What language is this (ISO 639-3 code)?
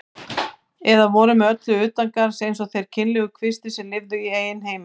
isl